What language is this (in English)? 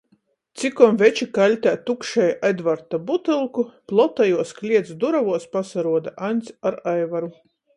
Latgalian